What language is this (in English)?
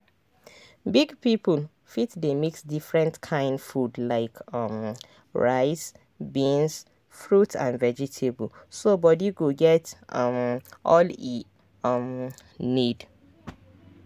Nigerian Pidgin